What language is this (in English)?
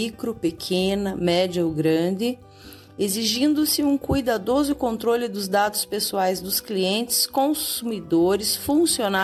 Portuguese